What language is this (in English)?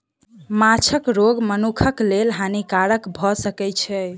Maithili